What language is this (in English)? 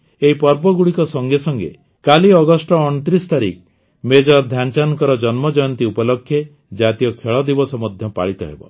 Odia